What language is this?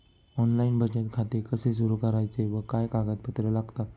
Marathi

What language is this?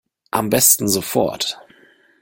German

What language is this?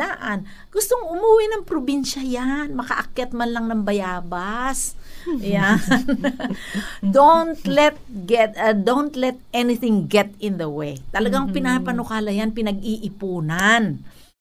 Filipino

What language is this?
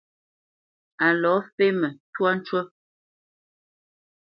Bamenyam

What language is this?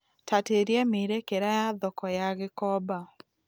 Kikuyu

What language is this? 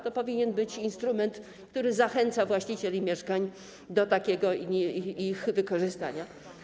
Polish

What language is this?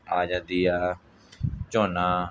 Punjabi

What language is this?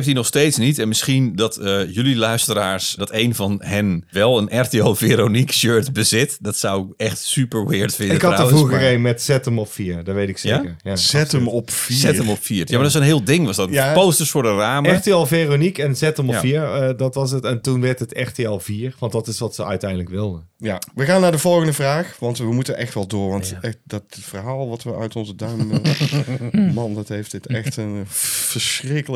Dutch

